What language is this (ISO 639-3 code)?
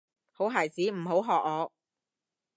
yue